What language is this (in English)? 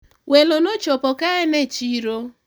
Luo (Kenya and Tanzania)